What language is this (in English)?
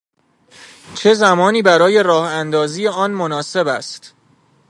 Persian